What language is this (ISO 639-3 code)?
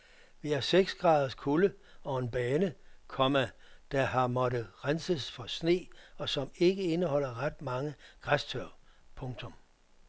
dan